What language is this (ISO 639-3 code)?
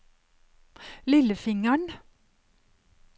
nor